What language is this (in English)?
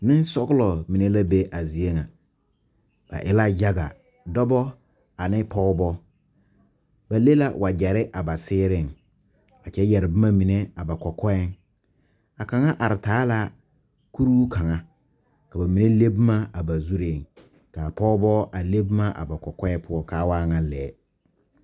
Southern Dagaare